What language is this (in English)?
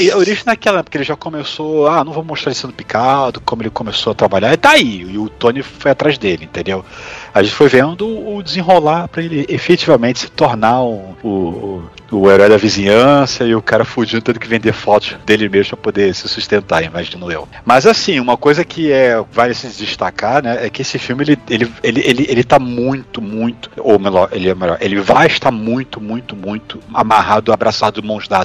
Portuguese